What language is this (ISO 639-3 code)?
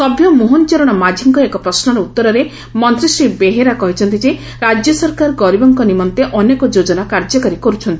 ori